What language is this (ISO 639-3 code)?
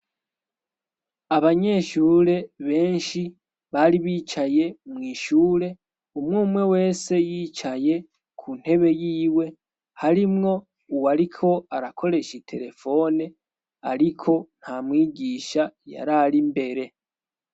run